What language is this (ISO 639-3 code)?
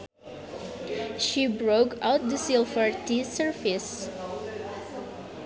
sun